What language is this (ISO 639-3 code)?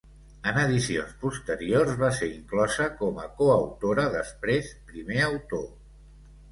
cat